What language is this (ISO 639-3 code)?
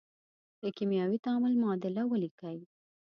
pus